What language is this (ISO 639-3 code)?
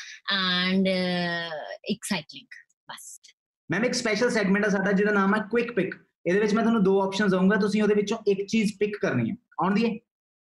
pan